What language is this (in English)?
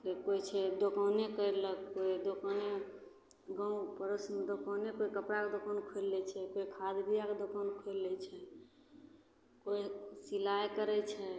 Maithili